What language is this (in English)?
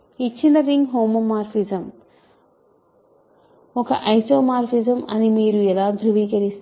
Telugu